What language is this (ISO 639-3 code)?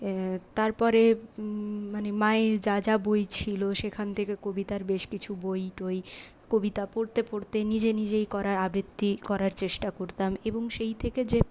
ben